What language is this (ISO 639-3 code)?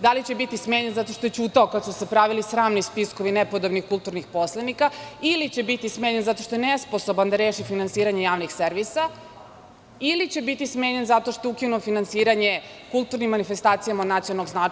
srp